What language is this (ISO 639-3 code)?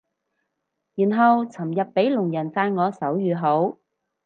yue